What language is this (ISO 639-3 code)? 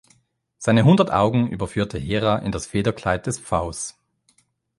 deu